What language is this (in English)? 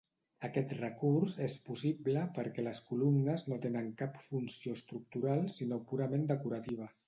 Catalan